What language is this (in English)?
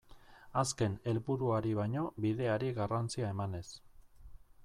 Basque